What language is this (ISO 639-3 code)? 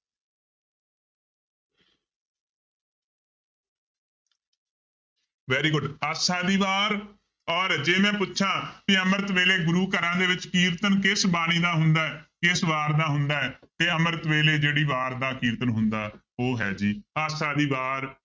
pan